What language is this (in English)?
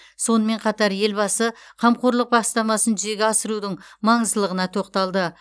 Kazakh